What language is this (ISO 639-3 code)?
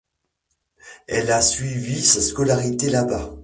fra